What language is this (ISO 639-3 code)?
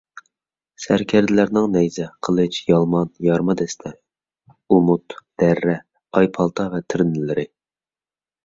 uig